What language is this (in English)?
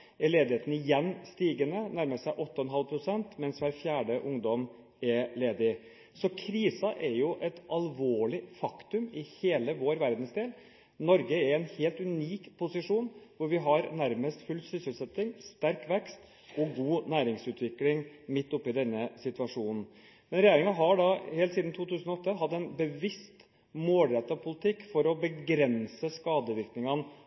Norwegian Bokmål